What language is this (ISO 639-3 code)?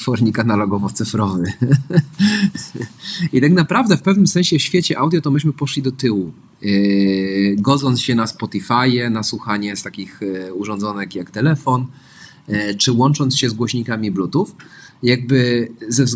pol